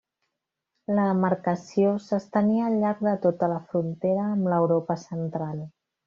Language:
Catalan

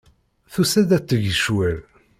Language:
Kabyle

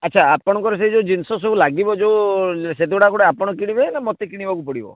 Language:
Odia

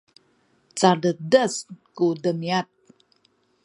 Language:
Sakizaya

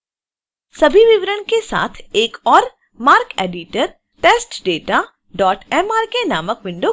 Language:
Hindi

